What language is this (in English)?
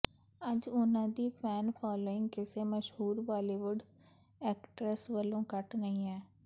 Punjabi